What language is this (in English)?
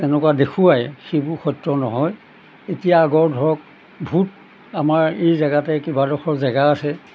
Assamese